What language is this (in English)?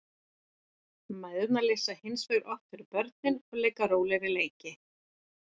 Icelandic